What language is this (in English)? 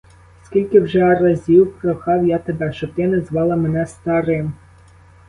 Ukrainian